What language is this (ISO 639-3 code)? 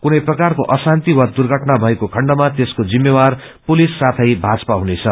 nep